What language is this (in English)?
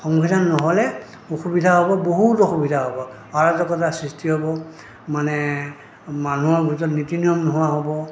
Assamese